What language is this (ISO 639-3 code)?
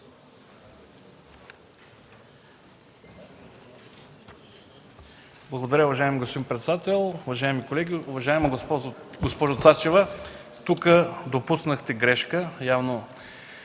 bul